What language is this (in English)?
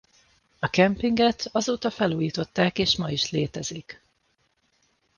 Hungarian